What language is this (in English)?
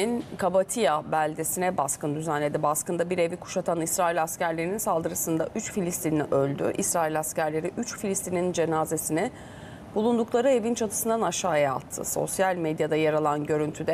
Turkish